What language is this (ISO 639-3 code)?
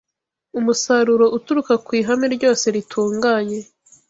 kin